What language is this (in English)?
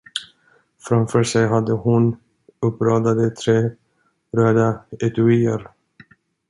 Swedish